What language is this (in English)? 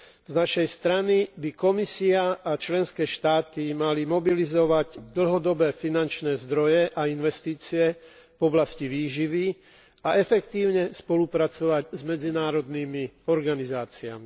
Slovak